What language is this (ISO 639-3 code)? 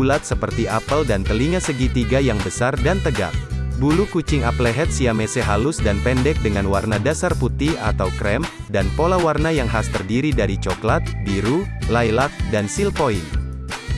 ind